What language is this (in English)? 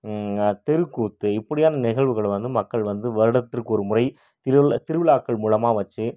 Tamil